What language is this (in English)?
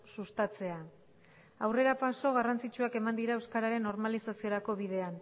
Basque